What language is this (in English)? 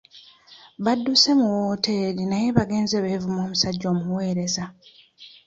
Ganda